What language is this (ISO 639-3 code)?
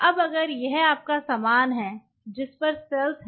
hin